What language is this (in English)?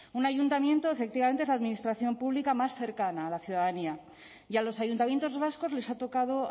Spanish